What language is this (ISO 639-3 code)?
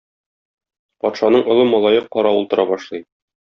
tat